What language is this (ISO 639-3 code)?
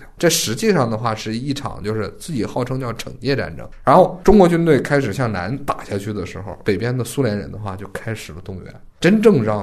zho